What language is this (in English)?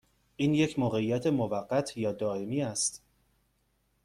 Persian